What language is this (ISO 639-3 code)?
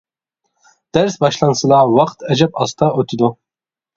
uig